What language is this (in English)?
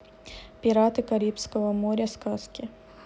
Russian